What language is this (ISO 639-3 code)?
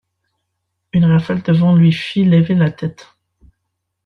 fra